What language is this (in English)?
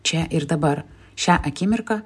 Lithuanian